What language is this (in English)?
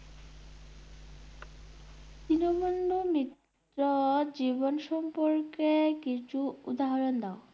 Bangla